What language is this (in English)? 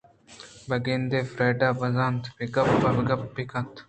Eastern Balochi